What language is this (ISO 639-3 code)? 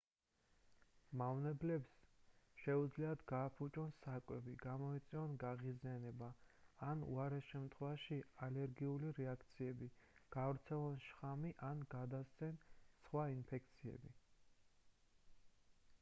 kat